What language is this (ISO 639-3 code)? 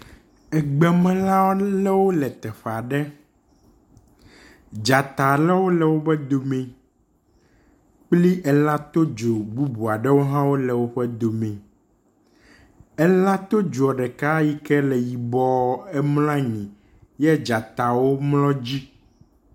ewe